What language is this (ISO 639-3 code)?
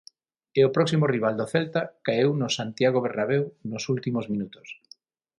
glg